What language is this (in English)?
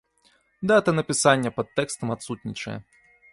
Belarusian